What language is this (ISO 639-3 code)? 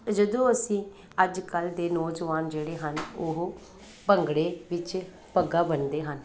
pan